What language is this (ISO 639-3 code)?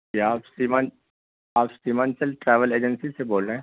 urd